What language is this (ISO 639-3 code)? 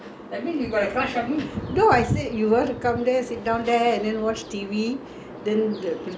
eng